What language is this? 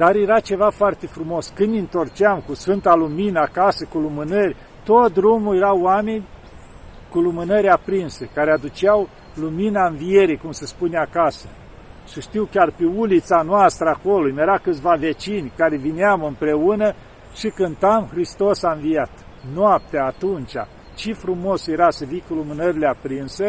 Romanian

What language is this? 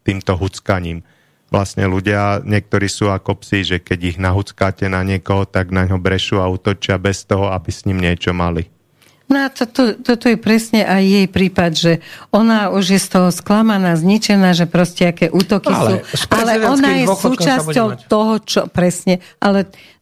Slovak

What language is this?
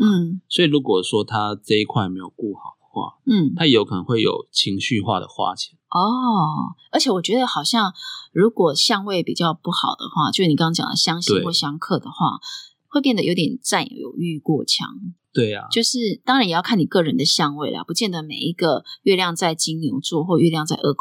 Chinese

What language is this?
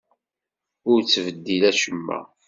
Kabyle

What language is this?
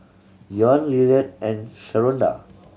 English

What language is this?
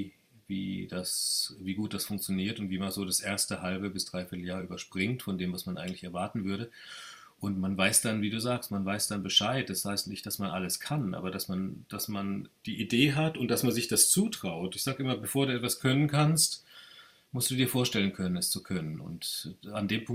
German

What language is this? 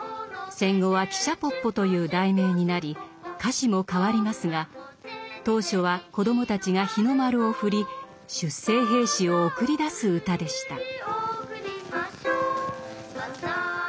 Japanese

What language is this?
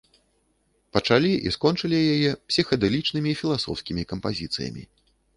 Belarusian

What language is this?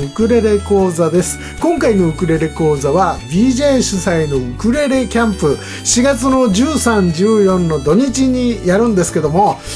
Japanese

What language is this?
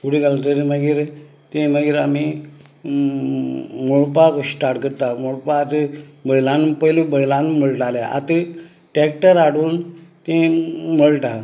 Konkani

